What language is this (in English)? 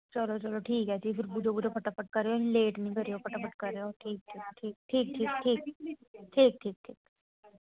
Dogri